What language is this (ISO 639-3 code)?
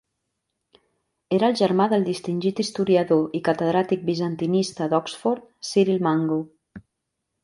cat